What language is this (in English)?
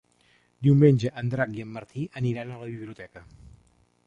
Catalan